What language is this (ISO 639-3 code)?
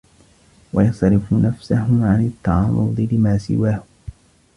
ara